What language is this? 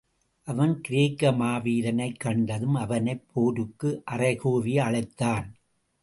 Tamil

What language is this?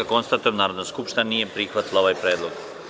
Serbian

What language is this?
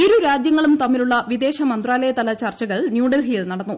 Malayalam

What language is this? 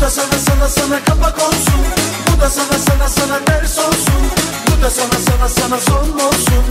Arabic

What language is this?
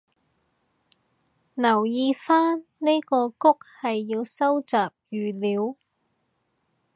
Cantonese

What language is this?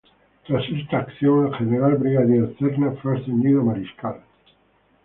Spanish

